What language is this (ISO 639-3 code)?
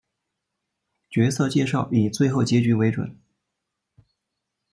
zho